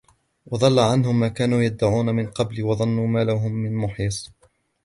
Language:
Arabic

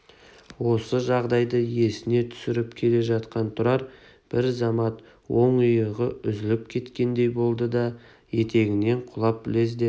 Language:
Kazakh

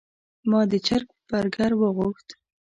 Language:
Pashto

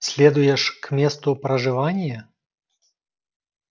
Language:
Russian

